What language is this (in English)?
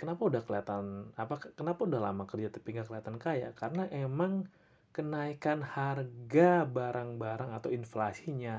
Indonesian